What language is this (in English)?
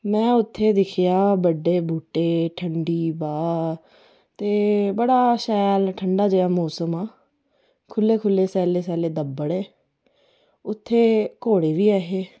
Dogri